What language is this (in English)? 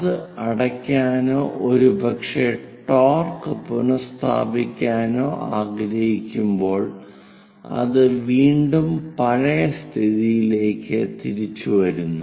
Malayalam